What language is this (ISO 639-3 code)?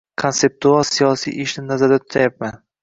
uzb